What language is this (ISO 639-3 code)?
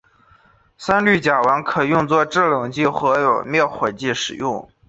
zho